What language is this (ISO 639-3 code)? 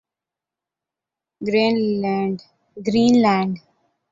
urd